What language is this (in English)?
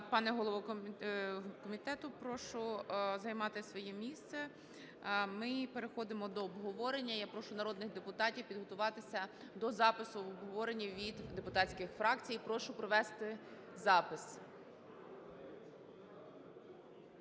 Ukrainian